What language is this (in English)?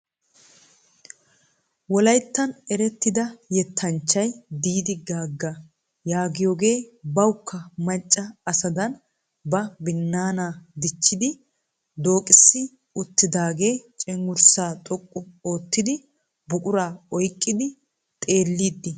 Wolaytta